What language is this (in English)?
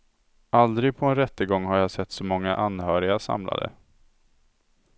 Swedish